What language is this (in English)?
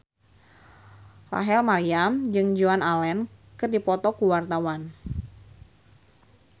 Sundanese